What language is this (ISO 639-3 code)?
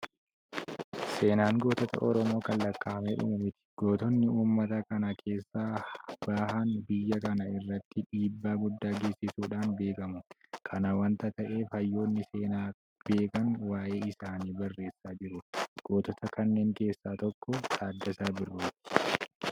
orm